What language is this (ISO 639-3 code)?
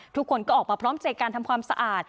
tha